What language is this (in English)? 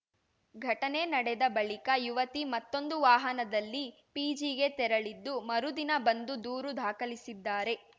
Kannada